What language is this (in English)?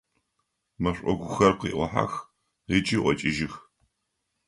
Adyghe